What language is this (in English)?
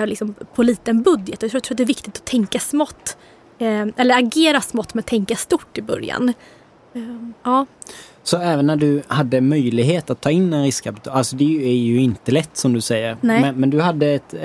Swedish